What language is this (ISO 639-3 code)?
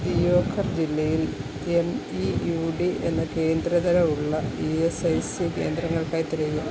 mal